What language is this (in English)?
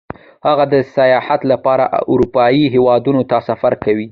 Pashto